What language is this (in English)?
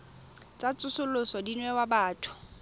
Tswana